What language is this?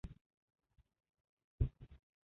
Uzbek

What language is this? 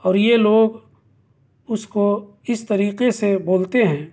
Urdu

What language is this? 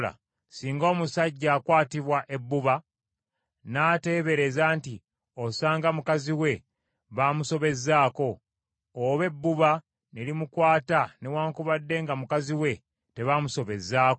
Ganda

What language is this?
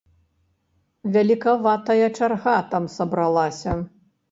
Belarusian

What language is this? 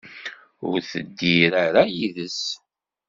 Kabyle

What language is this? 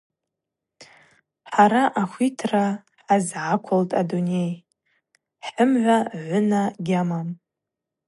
Abaza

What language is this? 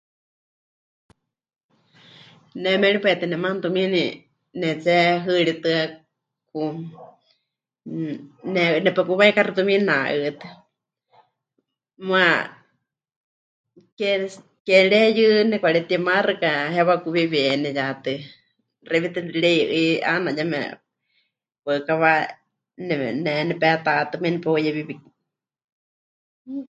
Huichol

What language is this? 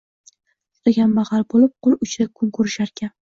Uzbek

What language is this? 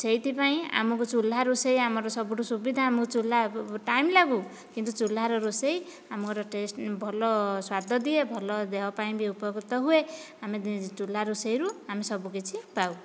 Odia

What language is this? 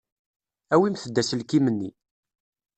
Kabyle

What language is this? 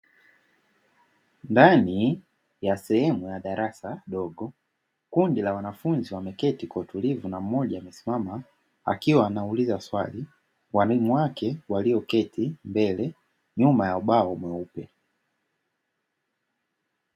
Swahili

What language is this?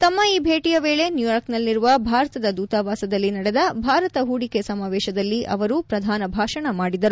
Kannada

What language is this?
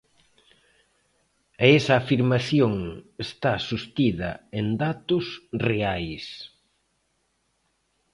Galician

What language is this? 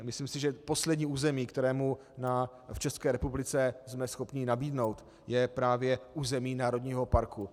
Czech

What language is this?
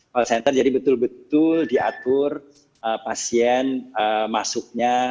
Indonesian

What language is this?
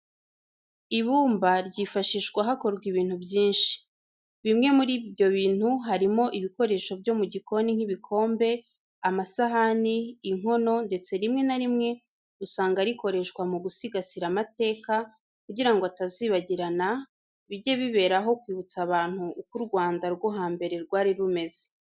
Kinyarwanda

